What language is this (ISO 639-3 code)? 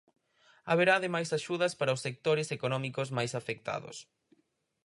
glg